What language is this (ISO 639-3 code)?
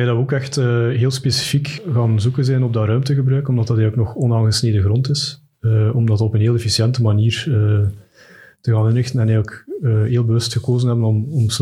nld